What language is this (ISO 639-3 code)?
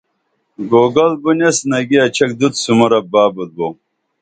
dml